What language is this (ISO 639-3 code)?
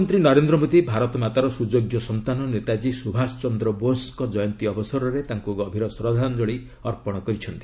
ori